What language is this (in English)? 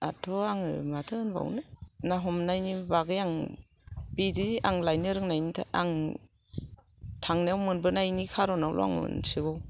Bodo